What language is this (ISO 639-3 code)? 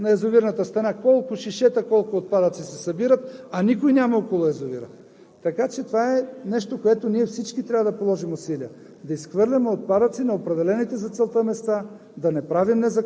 bul